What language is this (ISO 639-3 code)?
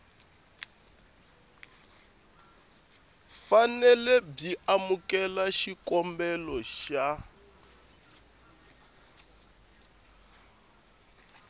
tso